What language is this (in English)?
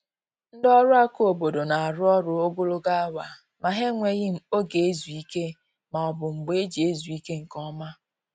Igbo